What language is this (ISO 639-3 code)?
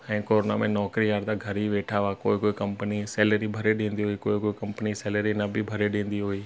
snd